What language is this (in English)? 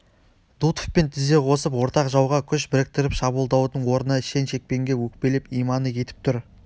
Kazakh